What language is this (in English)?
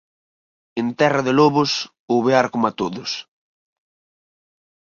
Galician